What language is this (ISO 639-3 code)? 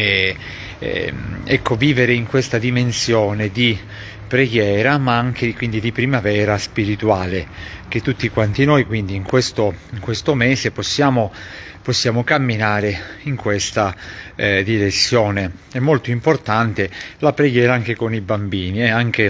ita